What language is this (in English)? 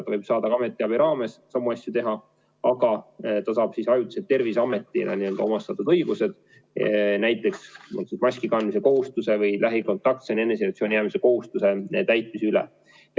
Estonian